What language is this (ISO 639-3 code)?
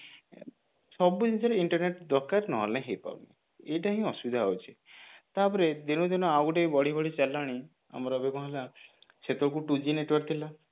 ori